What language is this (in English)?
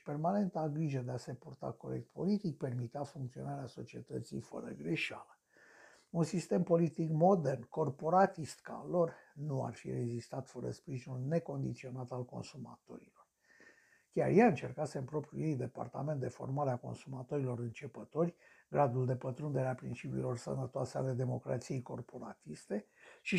Romanian